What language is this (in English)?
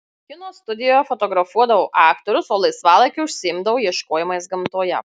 Lithuanian